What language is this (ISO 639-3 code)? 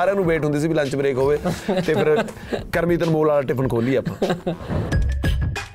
pan